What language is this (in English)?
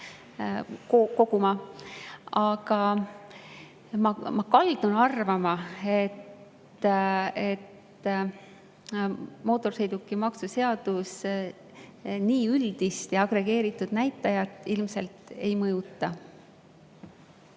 Estonian